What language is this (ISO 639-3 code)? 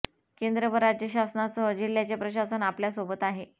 mar